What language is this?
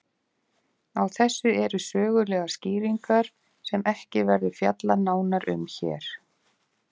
Icelandic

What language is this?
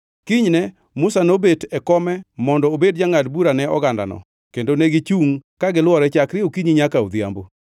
Luo (Kenya and Tanzania)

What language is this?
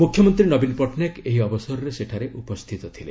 Odia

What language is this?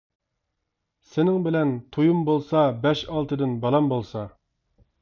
Uyghur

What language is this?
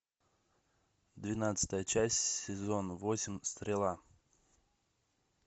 Russian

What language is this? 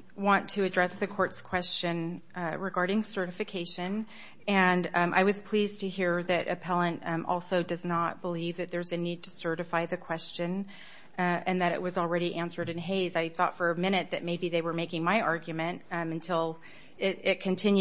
English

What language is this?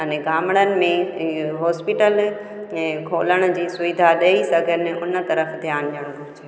Sindhi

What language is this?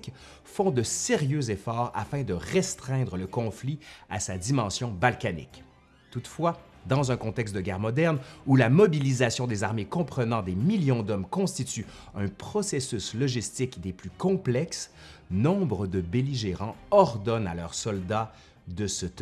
French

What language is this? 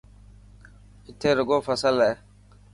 Dhatki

